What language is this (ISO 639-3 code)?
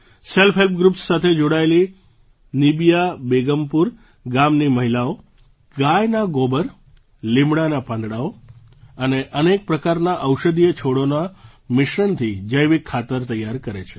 guj